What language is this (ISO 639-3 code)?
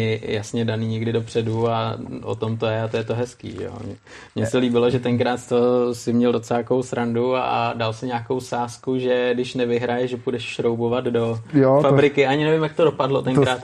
ces